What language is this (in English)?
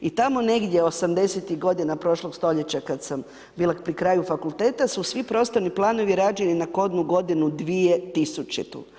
Croatian